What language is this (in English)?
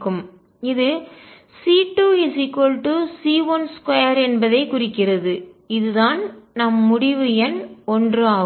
Tamil